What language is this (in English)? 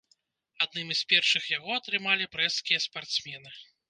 Belarusian